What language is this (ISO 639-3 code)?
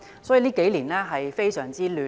yue